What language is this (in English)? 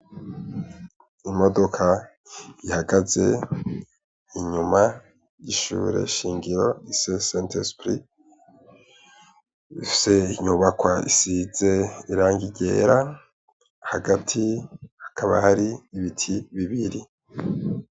Rundi